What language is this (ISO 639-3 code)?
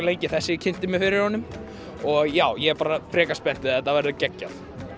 isl